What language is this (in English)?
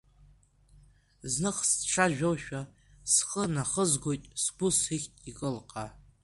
Abkhazian